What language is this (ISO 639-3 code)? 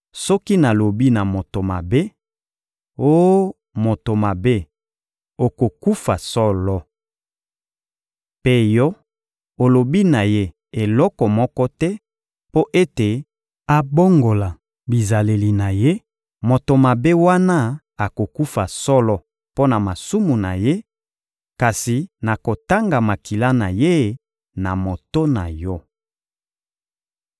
lin